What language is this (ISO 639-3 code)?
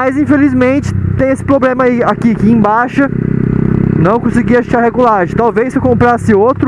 por